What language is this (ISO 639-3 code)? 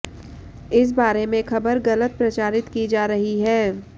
hin